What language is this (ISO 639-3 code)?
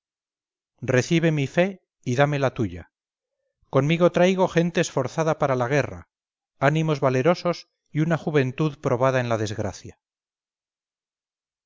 spa